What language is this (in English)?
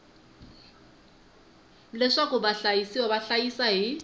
Tsonga